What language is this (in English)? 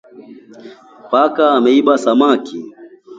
Swahili